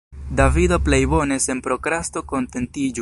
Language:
Esperanto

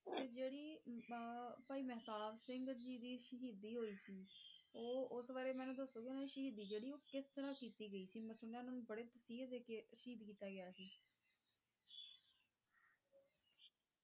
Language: Punjabi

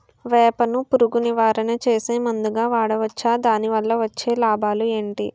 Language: Telugu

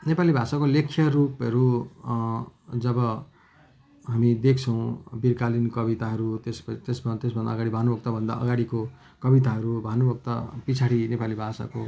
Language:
Nepali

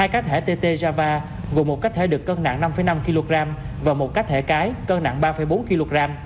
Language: Vietnamese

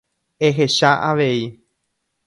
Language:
Guarani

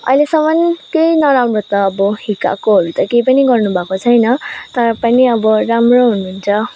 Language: Nepali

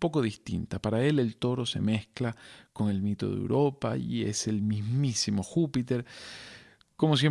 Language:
Spanish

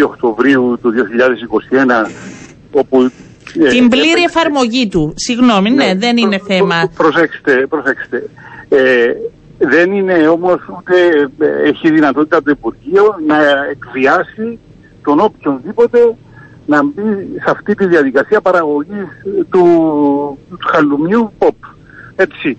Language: Greek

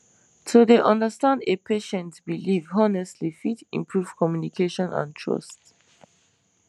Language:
Nigerian Pidgin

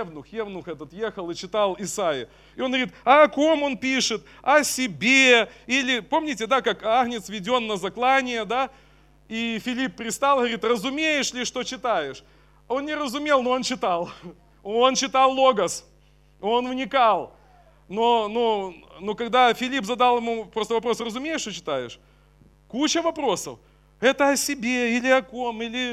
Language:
Russian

